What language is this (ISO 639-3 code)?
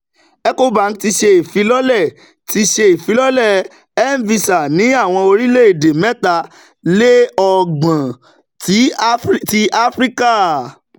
yor